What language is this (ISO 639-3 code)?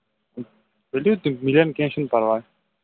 kas